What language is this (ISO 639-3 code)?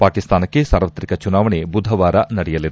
kan